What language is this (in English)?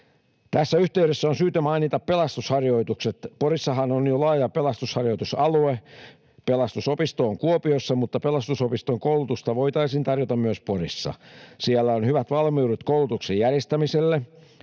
Finnish